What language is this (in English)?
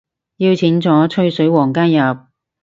Cantonese